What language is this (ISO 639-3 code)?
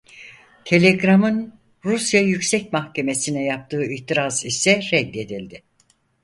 tur